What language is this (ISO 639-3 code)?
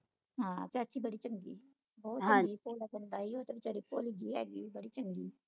pan